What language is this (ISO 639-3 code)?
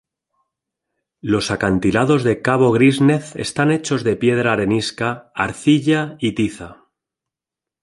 spa